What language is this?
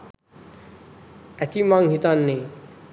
Sinhala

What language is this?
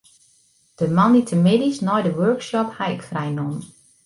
Western Frisian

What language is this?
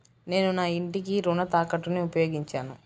Telugu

